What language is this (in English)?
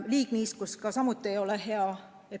Estonian